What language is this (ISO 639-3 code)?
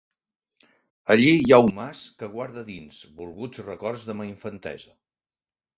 cat